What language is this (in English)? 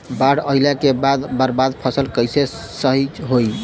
Bhojpuri